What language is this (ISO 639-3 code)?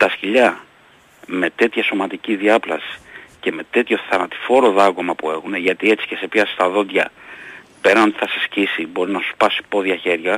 ell